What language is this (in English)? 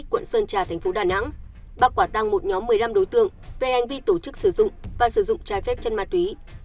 Vietnamese